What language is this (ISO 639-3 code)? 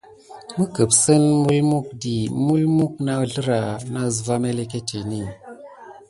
gid